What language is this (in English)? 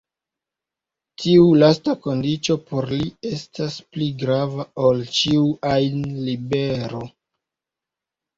Esperanto